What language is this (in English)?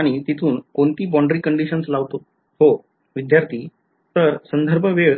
Marathi